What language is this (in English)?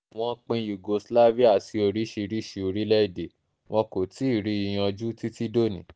Yoruba